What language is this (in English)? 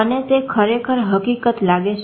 Gujarati